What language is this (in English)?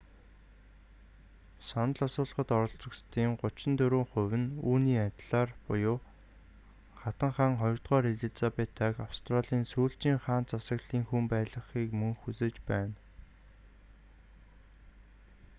Mongolian